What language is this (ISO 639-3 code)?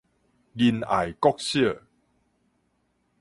nan